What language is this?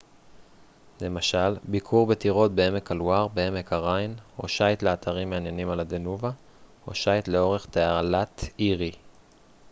Hebrew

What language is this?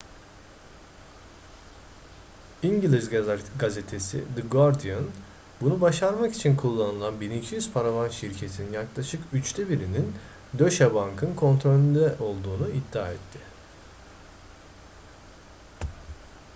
Turkish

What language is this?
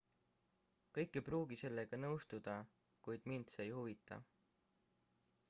Estonian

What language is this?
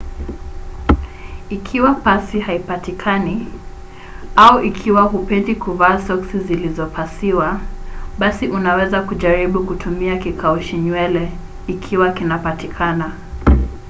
Swahili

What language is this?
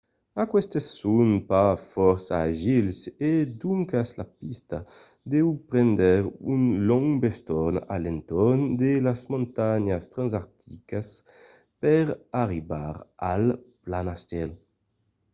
Occitan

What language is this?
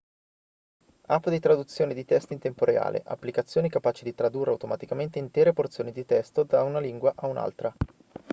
Italian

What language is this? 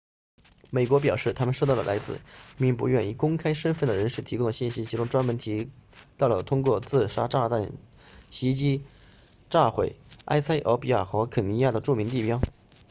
Chinese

